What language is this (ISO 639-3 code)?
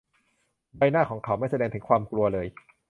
tha